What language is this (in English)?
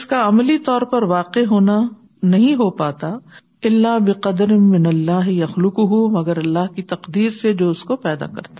Urdu